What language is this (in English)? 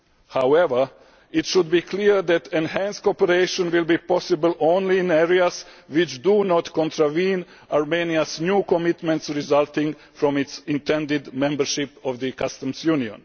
English